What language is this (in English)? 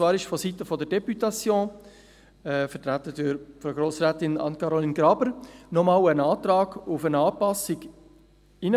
Swiss German